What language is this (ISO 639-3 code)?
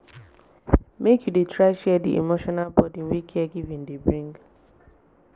pcm